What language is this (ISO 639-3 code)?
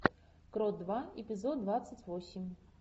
rus